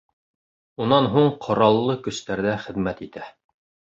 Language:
Bashkir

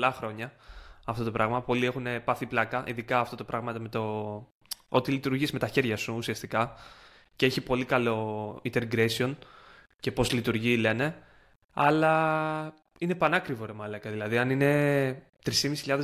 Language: Greek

